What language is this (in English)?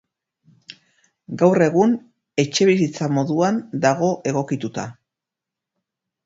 Basque